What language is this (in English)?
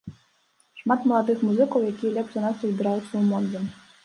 Belarusian